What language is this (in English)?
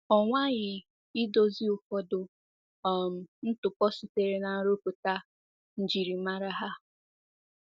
Igbo